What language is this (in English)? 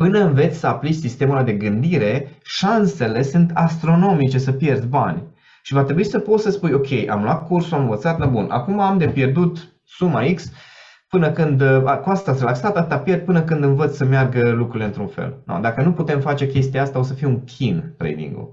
Romanian